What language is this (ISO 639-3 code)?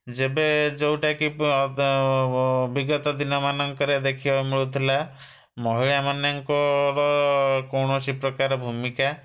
ori